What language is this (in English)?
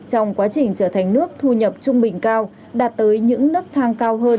Vietnamese